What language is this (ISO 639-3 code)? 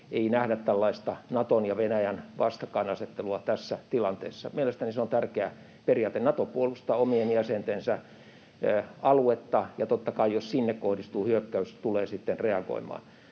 fin